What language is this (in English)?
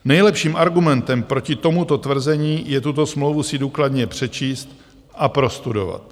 Czech